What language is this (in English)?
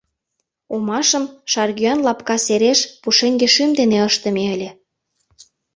Mari